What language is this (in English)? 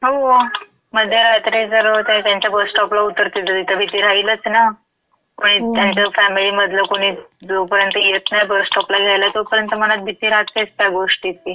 Marathi